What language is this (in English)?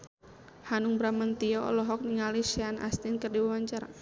Sundanese